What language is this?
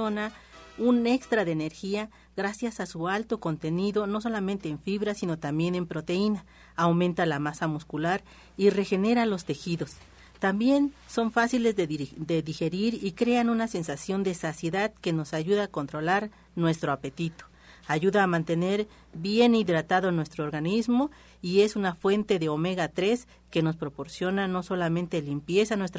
Spanish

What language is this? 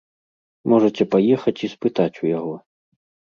Belarusian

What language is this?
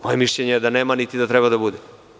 Serbian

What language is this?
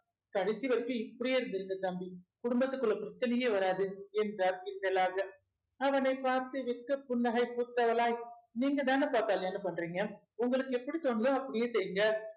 Tamil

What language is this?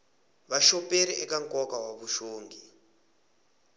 Tsonga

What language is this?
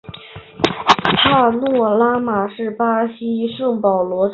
Chinese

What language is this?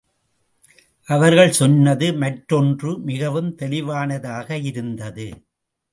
Tamil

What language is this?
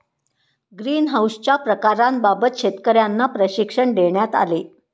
Marathi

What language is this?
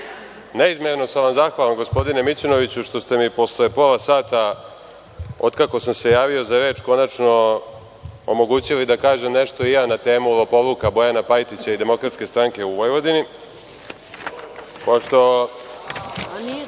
Serbian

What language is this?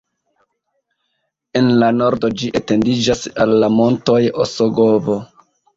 Esperanto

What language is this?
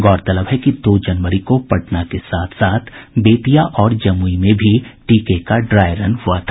Hindi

